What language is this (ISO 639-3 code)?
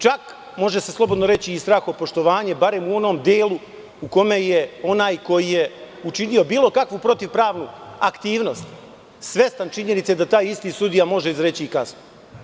srp